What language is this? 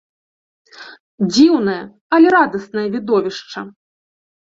Belarusian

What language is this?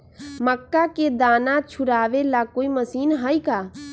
Magahi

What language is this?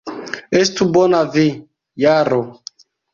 Esperanto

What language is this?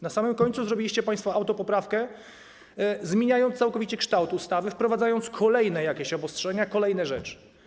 Polish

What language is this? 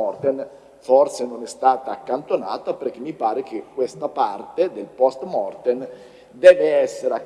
Italian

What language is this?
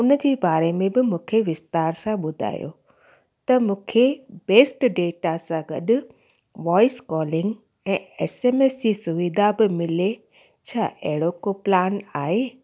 Sindhi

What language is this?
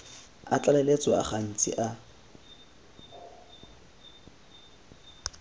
Tswana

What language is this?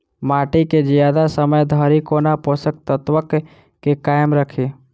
Maithili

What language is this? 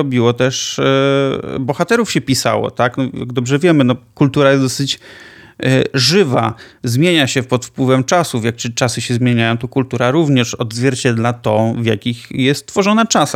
Polish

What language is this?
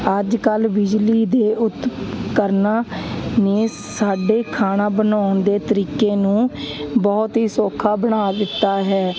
Punjabi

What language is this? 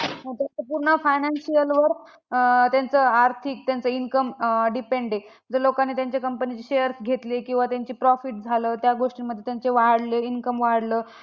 Marathi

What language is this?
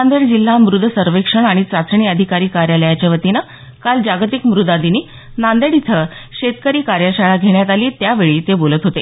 Marathi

